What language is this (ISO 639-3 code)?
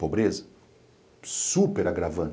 por